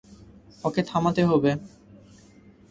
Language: Bangla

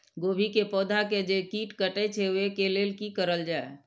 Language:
Maithili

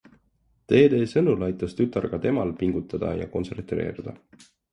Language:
Estonian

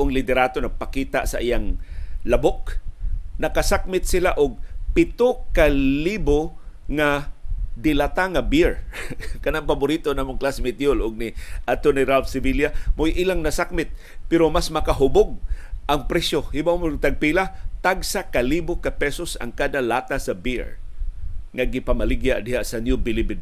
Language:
Filipino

